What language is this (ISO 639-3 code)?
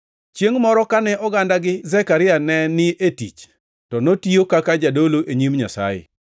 luo